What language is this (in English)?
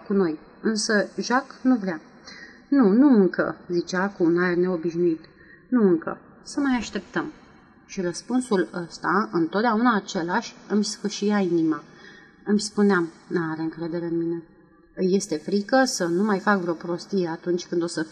Romanian